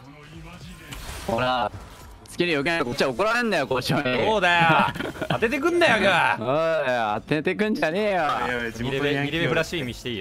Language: Japanese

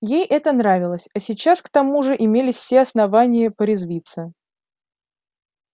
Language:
Russian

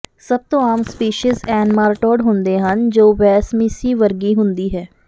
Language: Punjabi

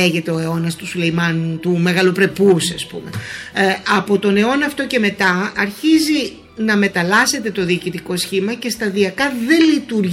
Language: Greek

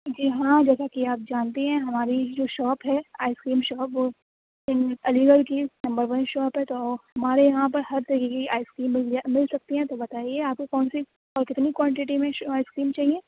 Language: Urdu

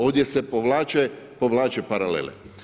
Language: Croatian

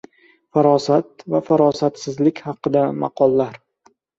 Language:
Uzbek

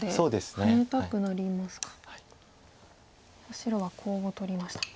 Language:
Japanese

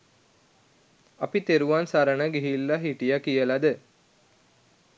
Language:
Sinhala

